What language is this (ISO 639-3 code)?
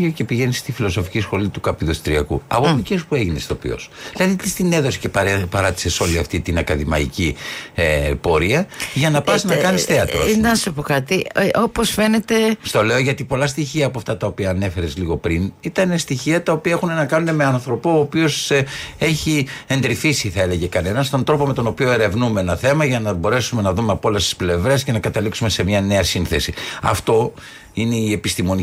ell